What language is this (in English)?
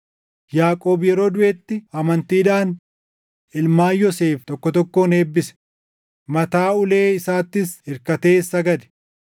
Oromo